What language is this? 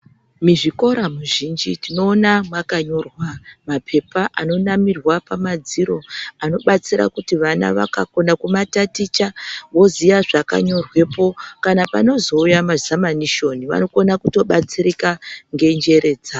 Ndau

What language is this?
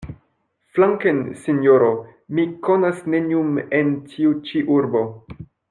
Esperanto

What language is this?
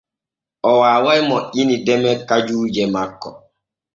Borgu Fulfulde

